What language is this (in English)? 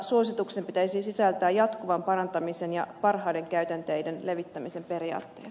Finnish